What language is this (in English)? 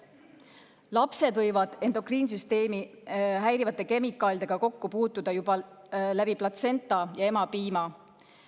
Estonian